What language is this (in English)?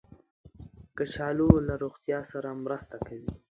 Pashto